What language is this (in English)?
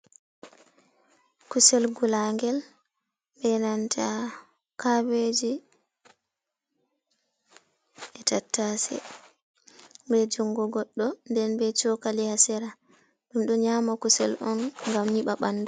Fula